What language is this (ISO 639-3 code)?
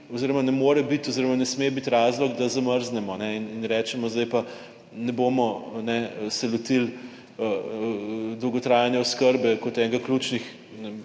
slv